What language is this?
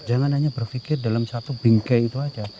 Indonesian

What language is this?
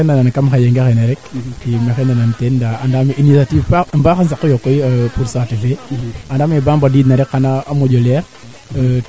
Serer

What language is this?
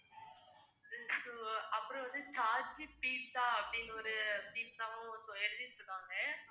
Tamil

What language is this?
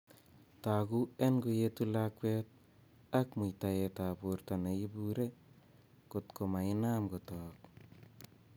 Kalenjin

